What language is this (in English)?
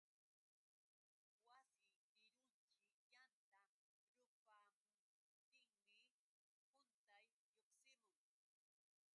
Yauyos Quechua